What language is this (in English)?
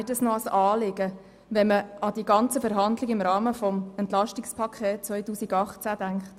Swiss German